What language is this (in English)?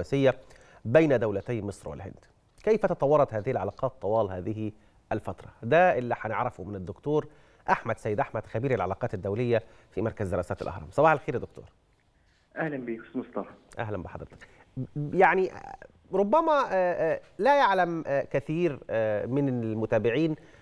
Arabic